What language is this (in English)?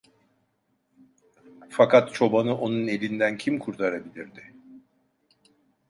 Turkish